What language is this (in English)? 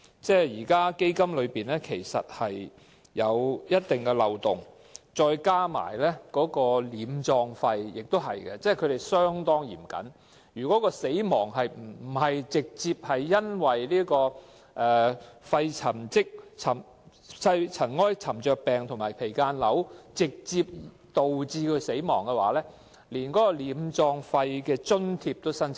Cantonese